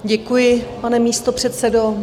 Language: Czech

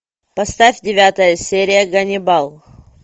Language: Russian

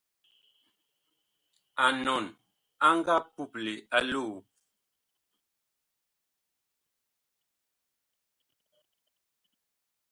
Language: Bakoko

